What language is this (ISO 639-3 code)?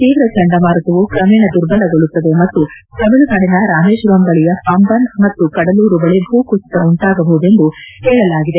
kan